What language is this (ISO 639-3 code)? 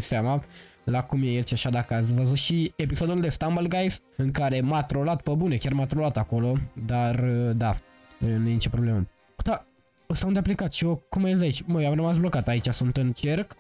ron